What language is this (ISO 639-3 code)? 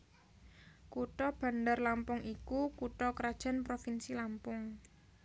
jav